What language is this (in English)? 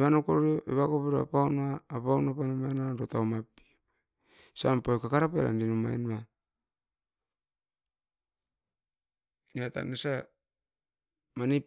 Askopan